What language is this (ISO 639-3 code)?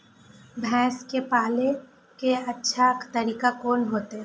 mai